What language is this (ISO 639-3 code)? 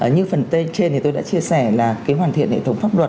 vie